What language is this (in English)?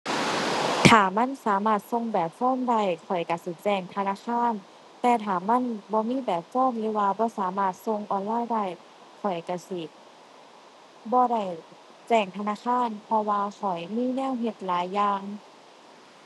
Thai